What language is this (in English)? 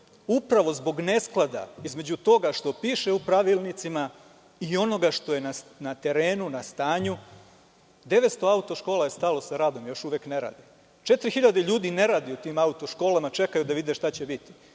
Serbian